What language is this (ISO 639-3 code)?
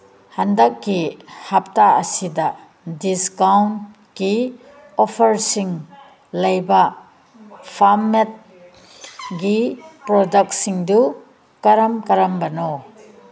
mni